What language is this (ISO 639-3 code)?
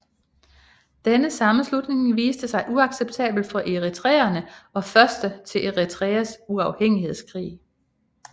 dan